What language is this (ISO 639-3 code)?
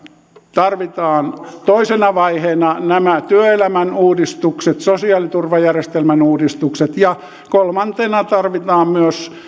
fin